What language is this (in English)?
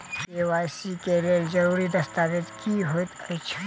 Maithili